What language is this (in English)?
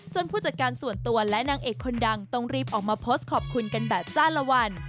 Thai